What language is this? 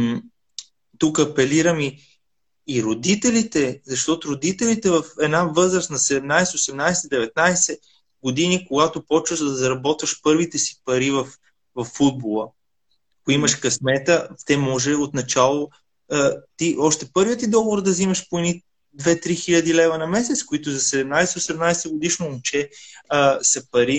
Bulgarian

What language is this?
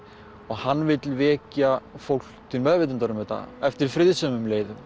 Icelandic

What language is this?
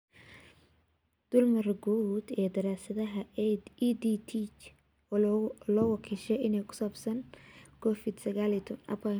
Somali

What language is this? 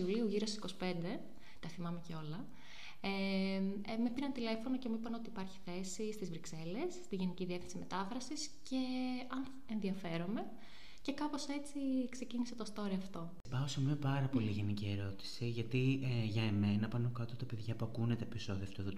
Greek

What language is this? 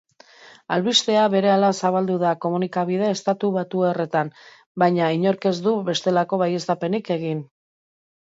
Basque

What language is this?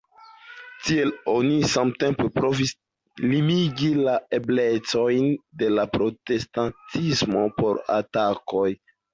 Esperanto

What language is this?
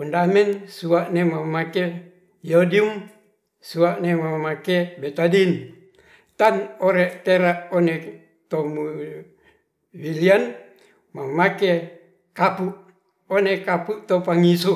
Ratahan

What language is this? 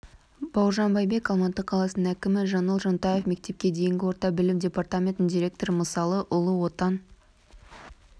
Kazakh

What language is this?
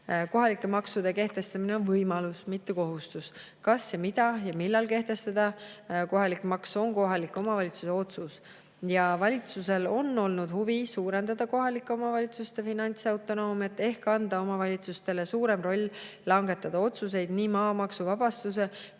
Estonian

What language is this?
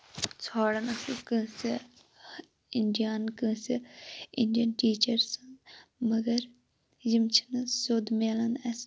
Kashmiri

